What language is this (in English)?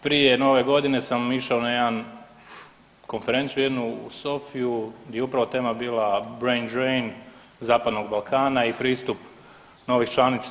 Croatian